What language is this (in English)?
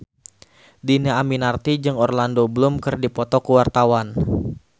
Sundanese